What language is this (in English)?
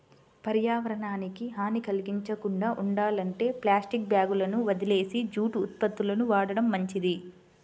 Telugu